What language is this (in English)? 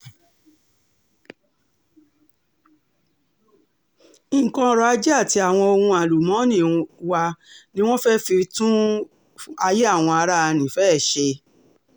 Yoruba